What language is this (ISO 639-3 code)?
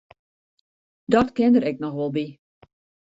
fry